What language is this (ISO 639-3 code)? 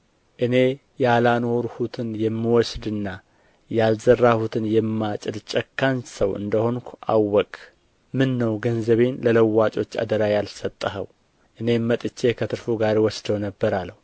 amh